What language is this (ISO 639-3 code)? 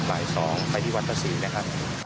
tha